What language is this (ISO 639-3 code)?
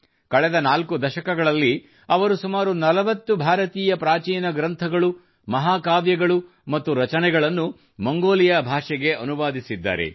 kan